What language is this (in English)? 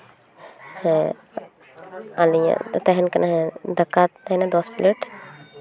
Santali